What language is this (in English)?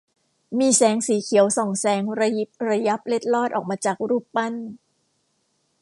Thai